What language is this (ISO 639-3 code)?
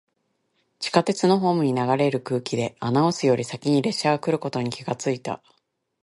jpn